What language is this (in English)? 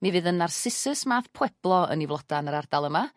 Welsh